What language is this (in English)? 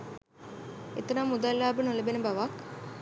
Sinhala